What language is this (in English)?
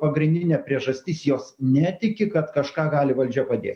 Lithuanian